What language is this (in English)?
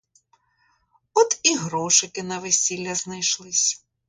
Ukrainian